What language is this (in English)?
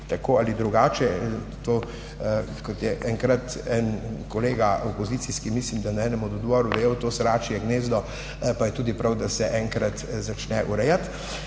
Slovenian